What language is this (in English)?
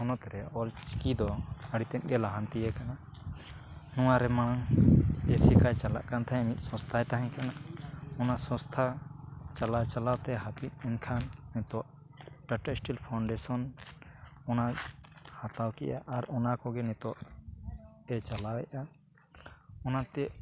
Santali